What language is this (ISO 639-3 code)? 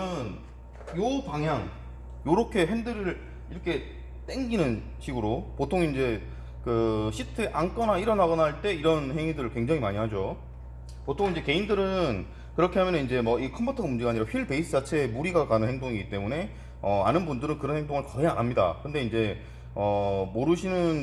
kor